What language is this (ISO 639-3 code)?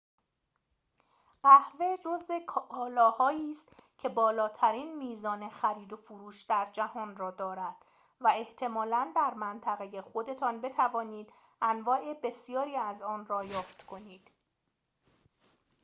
fas